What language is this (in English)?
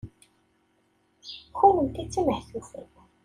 Kabyle